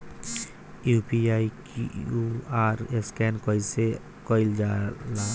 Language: Bhojpuri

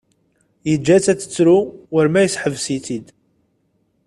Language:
Kabyle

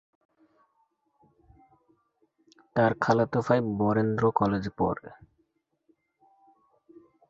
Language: Bangla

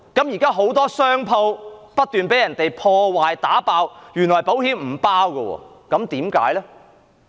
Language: Cantonese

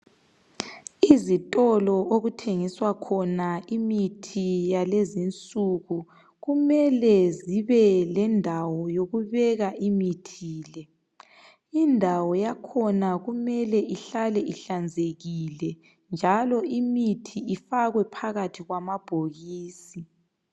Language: North Ndebele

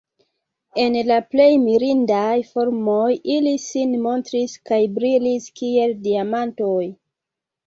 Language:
Esperanto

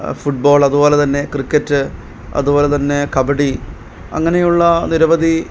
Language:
Malayalam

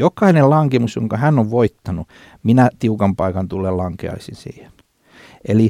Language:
Finnish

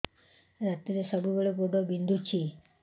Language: Odia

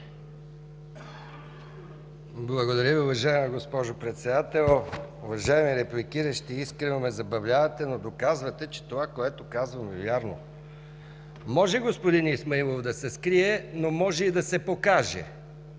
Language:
Bulgarian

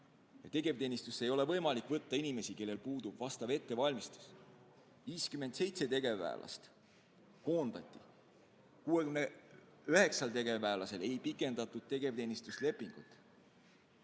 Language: Estonian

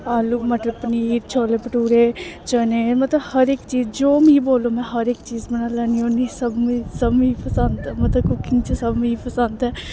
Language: Dogri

